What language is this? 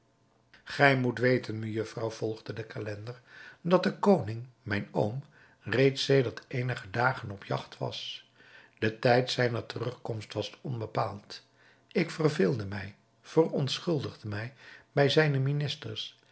Dutch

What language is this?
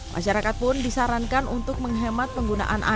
Indonesian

